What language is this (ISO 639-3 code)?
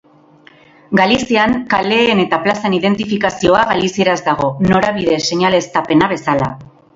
eus